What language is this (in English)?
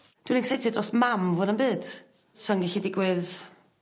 Welsh